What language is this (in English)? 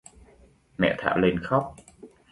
Vietnamese